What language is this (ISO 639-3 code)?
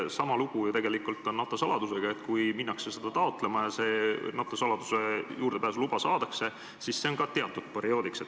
est